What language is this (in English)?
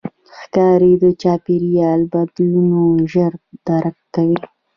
Pashto